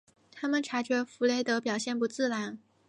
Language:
Chinese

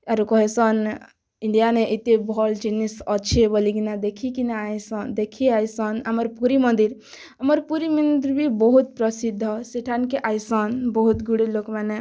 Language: Odia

